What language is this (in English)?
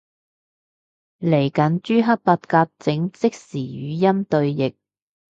Cantonese